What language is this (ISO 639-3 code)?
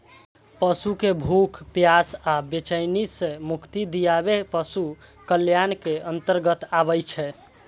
mai